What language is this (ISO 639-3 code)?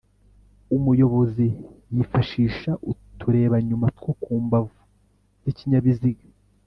kin